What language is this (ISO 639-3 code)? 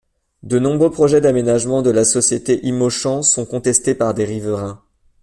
fra